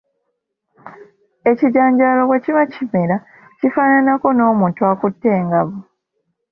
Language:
Ganda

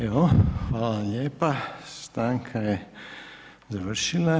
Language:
Croatian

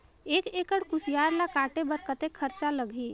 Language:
Chhattisgarhi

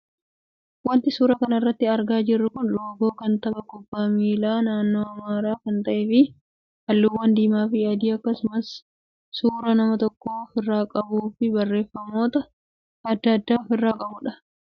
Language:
Oromo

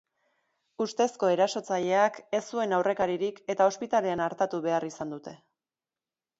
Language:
Basque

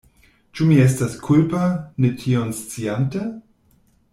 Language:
Esperanto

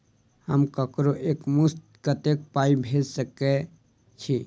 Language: Maithili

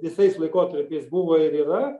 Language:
Lithuanian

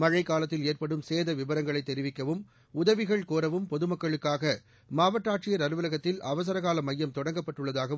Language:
Tamil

